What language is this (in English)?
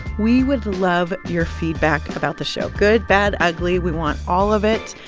English